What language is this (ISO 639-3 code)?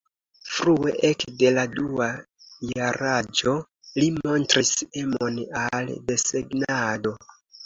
epo